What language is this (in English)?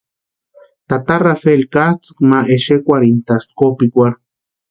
Western Highland Purepecha